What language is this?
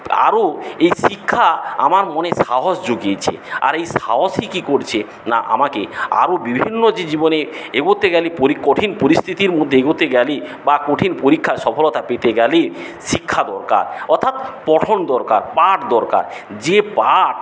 Bangla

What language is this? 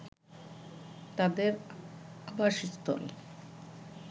Bangla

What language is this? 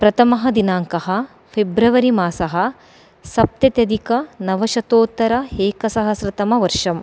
Sanskrit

